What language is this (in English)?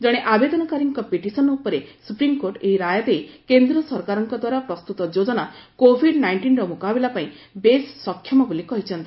Odia